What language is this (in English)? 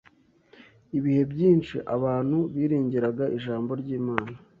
Kinyarwanda